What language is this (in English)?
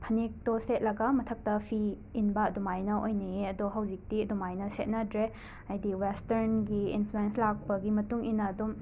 Manipuri